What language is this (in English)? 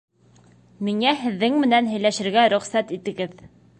Bashkir